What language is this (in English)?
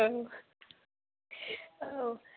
Bodo